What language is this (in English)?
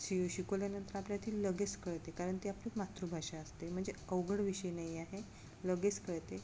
Marathi